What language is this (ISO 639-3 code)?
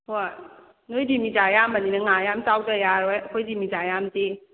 mni